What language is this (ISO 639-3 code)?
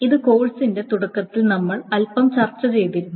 mal